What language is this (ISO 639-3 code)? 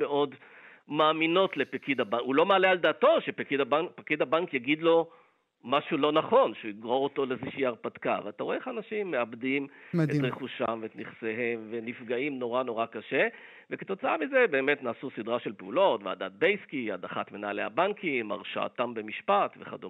heb